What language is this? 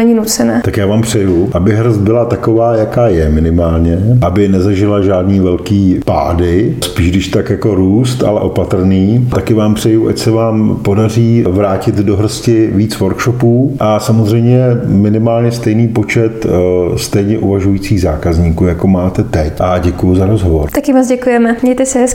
Czech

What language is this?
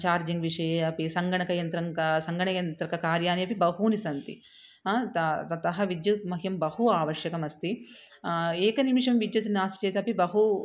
Sanskrit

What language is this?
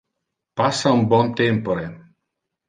Interlingua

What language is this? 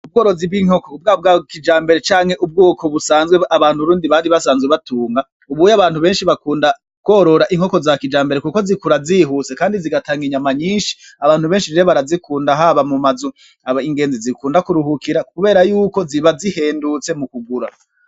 Rundi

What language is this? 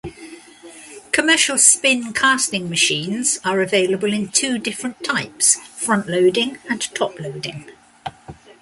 English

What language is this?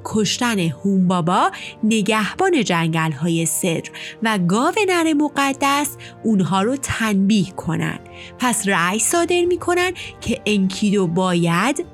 Persian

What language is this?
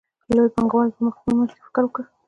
Pashto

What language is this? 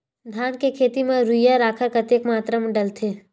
Chhattisgarhi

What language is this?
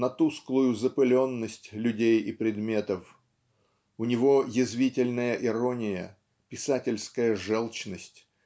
Russian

